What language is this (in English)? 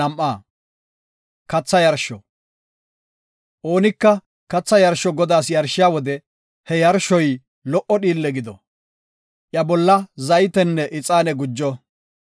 Gofa